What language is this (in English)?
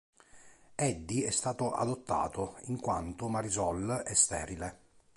Italian